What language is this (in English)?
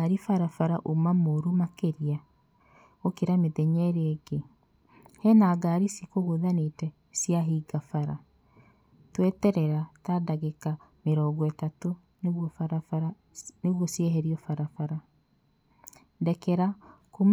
Kikuyu